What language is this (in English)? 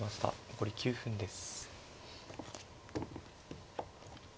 Japanese